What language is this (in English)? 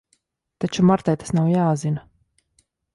Latvian